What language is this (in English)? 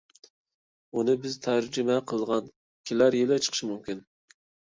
Uyghur